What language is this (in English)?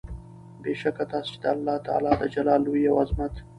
Pashto